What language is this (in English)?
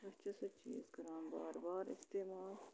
Kashmiri